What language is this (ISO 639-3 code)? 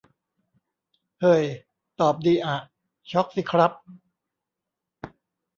tha